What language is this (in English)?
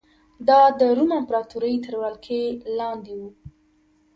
Pashto